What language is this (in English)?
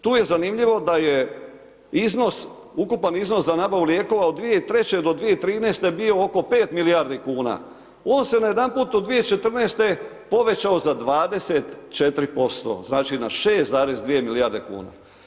Croatian